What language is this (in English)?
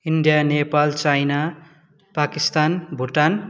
Nepali